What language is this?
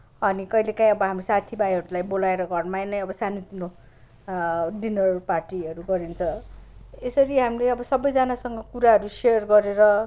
Nepali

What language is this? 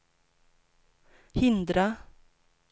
Swedish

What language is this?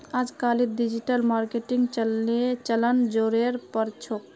Magahi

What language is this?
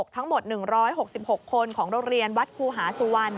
Thai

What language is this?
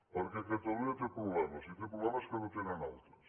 Catalan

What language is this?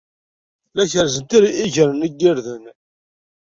Kabyle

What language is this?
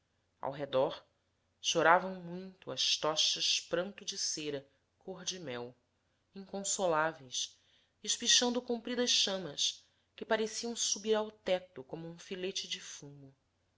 Portuguese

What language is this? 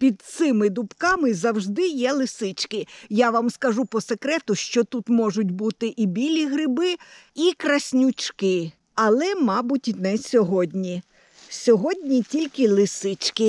Ukrainian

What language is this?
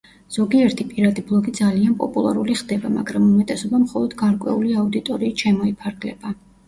Georgian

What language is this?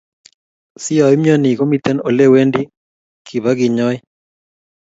Kalenjin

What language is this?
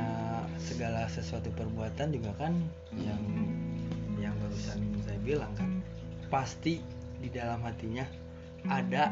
Indonesian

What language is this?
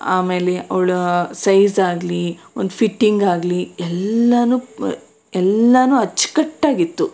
Kannada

